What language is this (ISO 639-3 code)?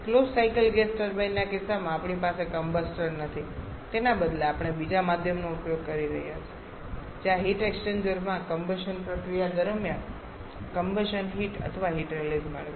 guj